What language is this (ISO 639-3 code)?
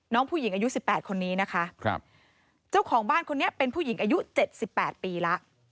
tha